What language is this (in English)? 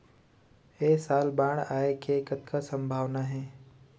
Chhattisgarhi